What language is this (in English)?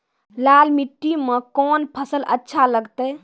Maithili